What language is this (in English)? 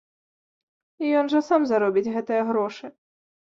Belarusian